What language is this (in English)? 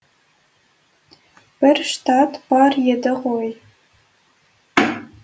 Kazakh